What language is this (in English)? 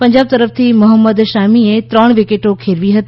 Gujarati